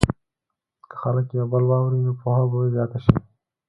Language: Pashto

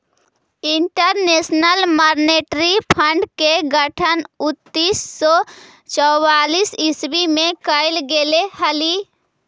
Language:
Magahi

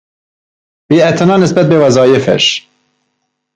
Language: Persian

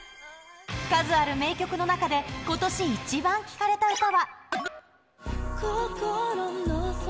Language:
Japanese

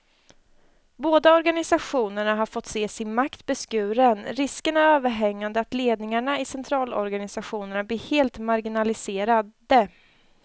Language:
Swedish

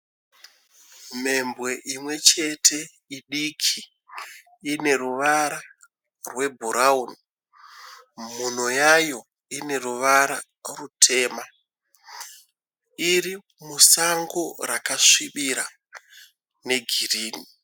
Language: Shona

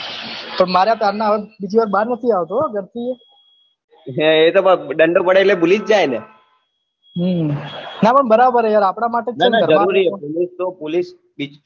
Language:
Gujarati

